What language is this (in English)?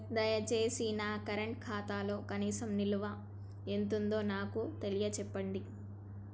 Telugu